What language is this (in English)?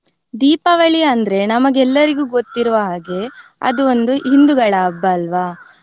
Kannada